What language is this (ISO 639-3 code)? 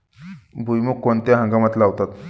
mar